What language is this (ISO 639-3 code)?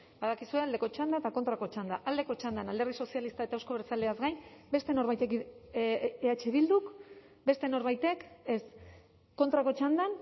eus